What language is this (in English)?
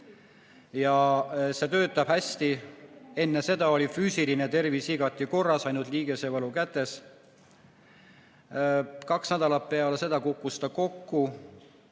Estonian